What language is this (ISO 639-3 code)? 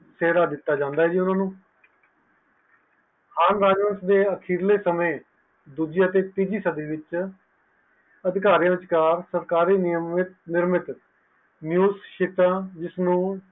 pan